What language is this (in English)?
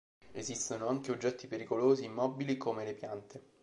Italian